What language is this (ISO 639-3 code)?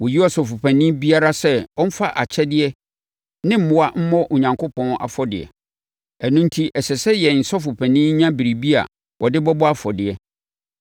aka